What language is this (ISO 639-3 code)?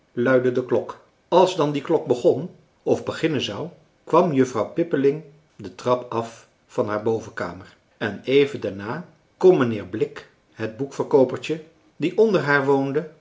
nld